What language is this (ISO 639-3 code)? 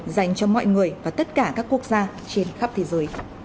vie